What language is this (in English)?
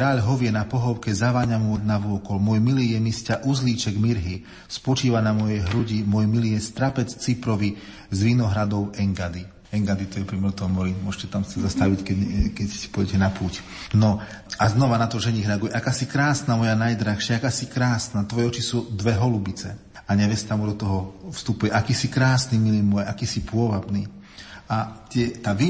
Slovak